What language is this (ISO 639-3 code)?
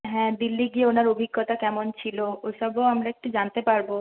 ben